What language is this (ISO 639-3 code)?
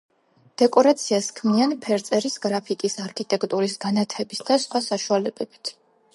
kat